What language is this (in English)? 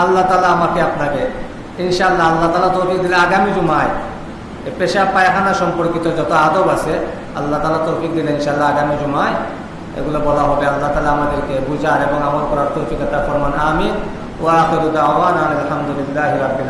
Bangla